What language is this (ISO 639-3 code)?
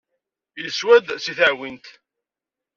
kab